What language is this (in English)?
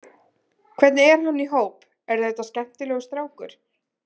Icelandic